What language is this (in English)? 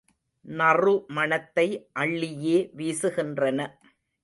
Tamil